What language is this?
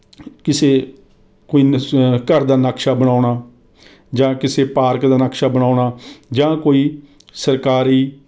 Punjabi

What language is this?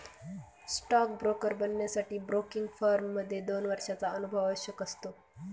Marathi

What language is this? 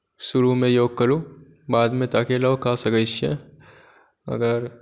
Maithili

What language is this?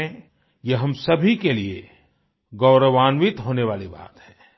Hindi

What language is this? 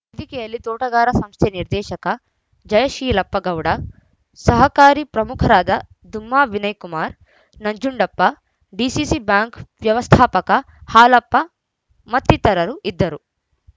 Kannada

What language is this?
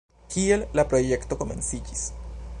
Esperanto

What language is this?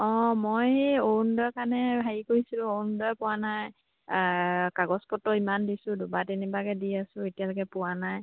Assamese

